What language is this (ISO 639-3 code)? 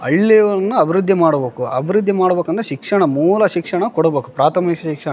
kan